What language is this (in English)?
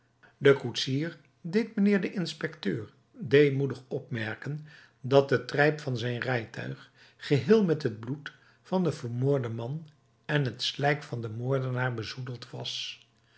Dutch